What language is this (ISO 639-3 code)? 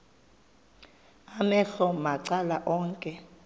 xho